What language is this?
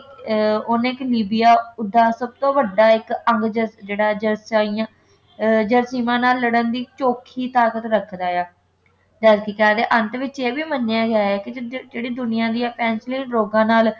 Punjabi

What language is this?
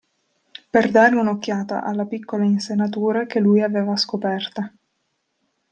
Italian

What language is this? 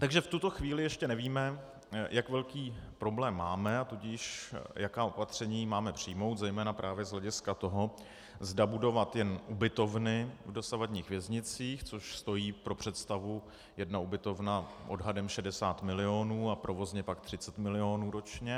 Czech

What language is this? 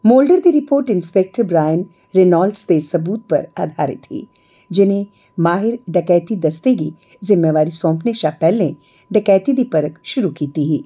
Dogri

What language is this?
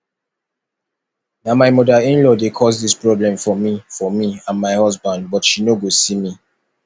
Nigerian Pidgin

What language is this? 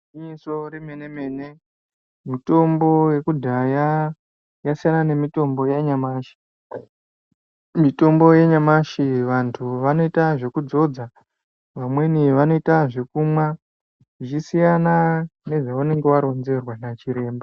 Ndau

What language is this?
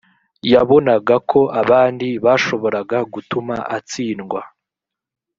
Kinyarwanda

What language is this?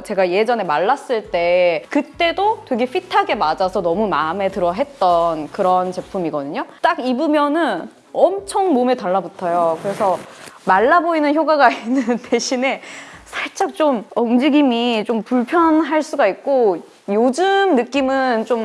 Korean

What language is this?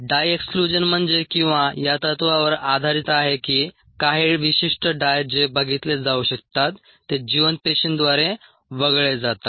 Marathi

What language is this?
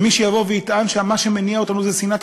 Hebrew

